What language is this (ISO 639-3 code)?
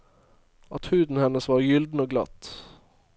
nor